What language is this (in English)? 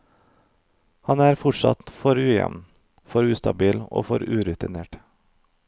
Norwegian